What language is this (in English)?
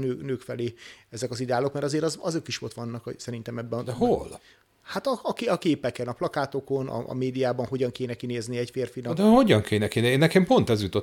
Hungarian